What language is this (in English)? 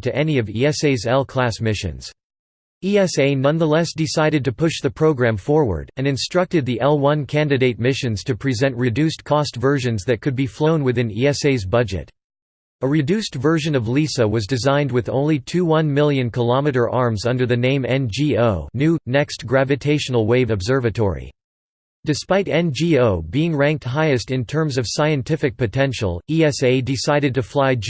English